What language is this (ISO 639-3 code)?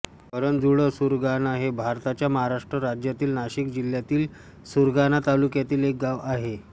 mar